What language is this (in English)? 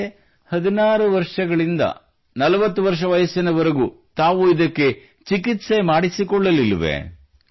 Kannada